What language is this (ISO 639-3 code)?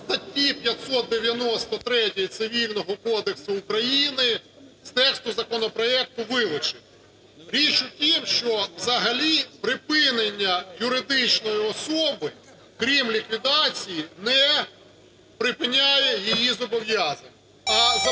ukr